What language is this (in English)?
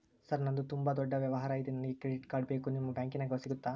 Kannada